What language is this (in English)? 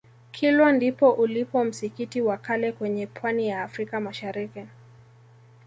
Swahili